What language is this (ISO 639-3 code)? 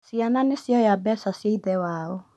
kik